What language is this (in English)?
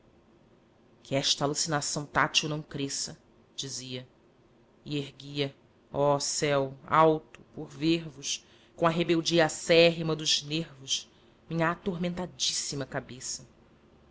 Portuguese